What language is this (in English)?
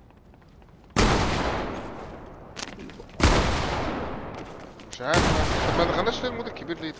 Arabic